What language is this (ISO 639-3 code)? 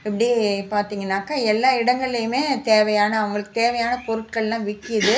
tam